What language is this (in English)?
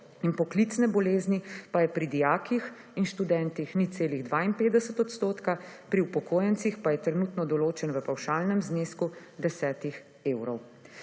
Slovenian